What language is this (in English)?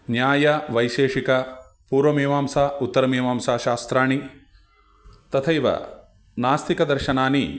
Sanskrit